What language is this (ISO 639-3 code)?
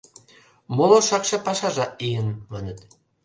chm